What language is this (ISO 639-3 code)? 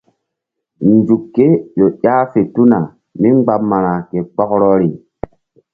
mdd